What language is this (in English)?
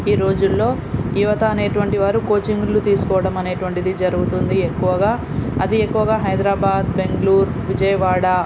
Telugu